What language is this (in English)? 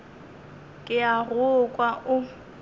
Northern Sotho